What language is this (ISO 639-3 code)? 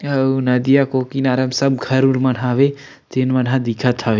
hne